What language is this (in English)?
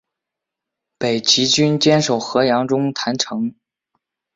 Chinese